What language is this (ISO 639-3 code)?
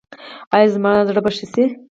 pus